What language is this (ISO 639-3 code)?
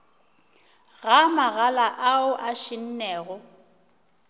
nso